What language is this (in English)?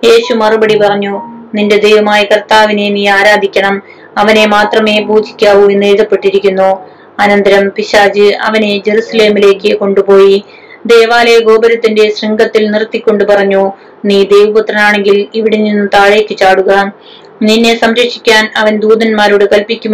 Malayalam